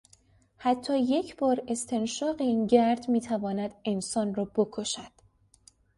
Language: Persian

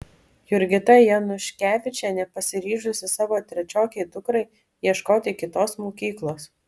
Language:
Lithuanian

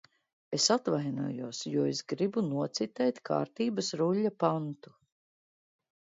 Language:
Latvian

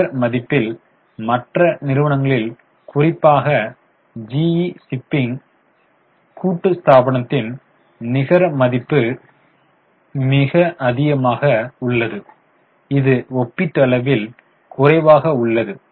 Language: Tamil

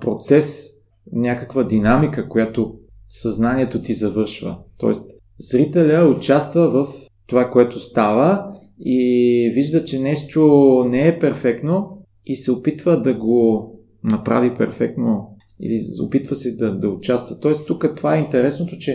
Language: Bulgarian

